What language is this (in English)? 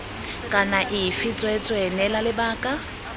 Tswana